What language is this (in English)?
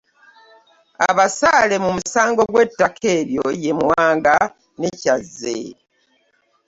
Ganda